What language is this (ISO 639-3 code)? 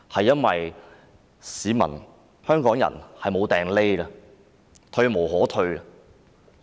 yue